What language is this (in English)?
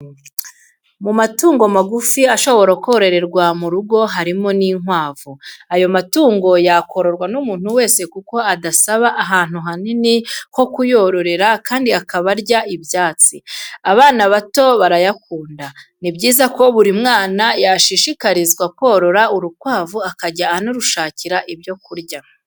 Kinyarwanda